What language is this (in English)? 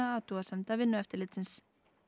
Icelandic